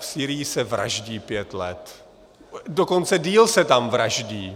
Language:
Czech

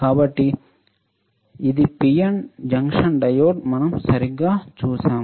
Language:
Telugu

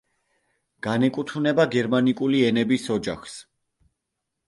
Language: Georgian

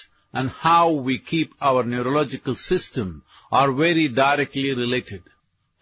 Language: Bangla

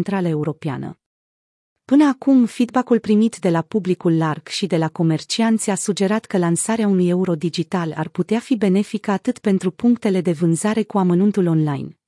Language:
Romanian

